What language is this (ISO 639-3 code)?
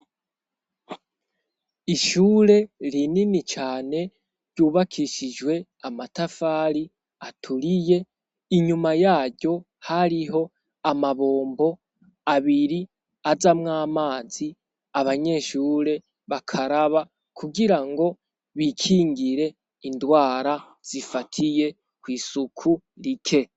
run